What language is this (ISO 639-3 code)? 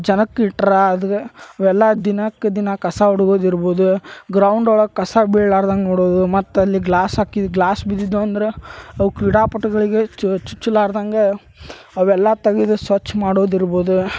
kan